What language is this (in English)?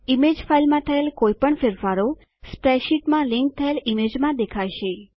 Gujarati